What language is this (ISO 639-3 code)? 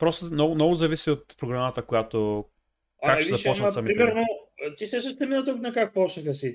bul